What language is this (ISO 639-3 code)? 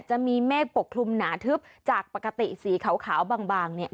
tha